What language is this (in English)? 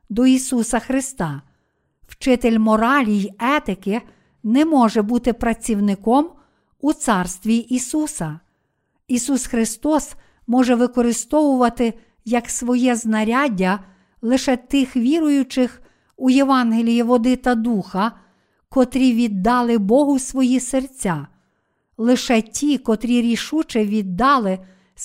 Ukrainian